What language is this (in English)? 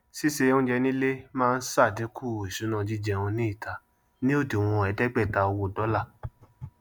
Yoruba